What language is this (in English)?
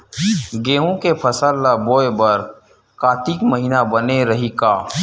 Chhattisgarhi